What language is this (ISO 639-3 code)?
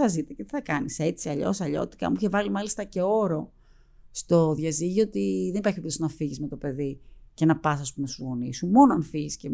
ell